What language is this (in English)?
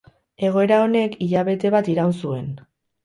Basque